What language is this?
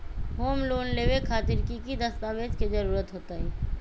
Magahi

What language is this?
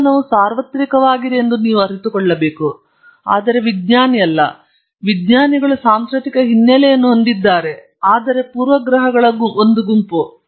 Kannada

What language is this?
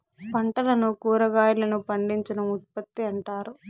Telugu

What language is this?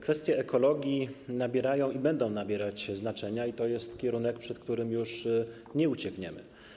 Polish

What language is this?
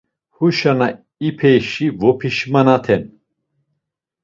Laz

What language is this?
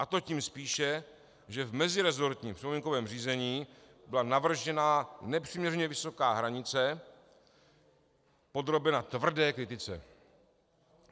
Czech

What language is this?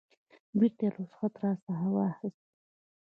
Pashto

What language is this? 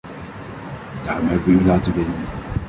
Dutch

